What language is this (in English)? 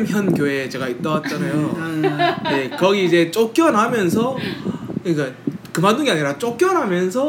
Korean